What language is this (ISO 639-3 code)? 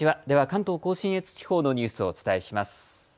jpn